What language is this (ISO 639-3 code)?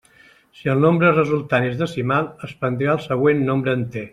cat